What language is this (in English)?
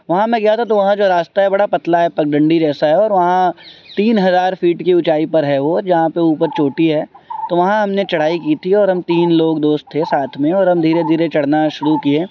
Urdu